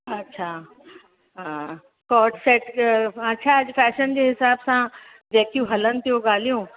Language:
Sindhi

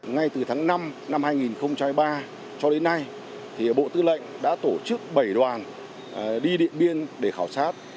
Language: Vietnamese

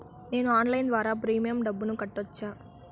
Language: Telugu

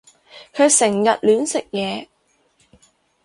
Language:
Cantonese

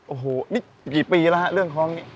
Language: Thai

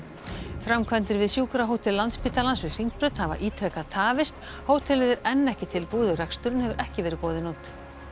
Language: Icelandic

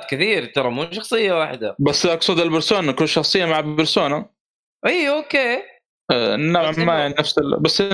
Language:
Arabic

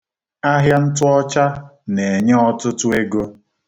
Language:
Igbo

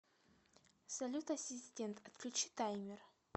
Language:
Russian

